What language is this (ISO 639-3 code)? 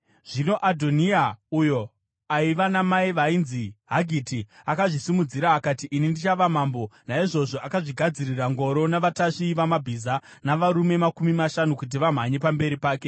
sna